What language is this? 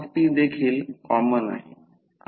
Marathi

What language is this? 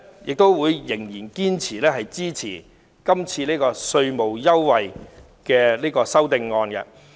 Cantonese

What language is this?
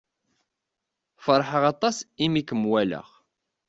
Kabyle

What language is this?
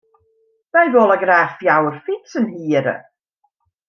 Western Frisian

